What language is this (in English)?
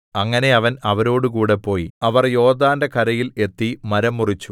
Malayalam